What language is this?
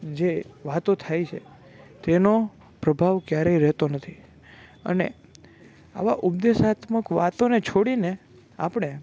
Gujarati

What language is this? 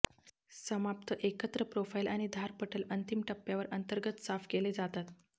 Marathi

